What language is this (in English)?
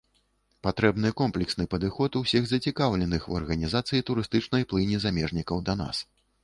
Belarusian